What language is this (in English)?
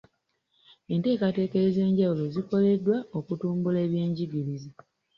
Ganda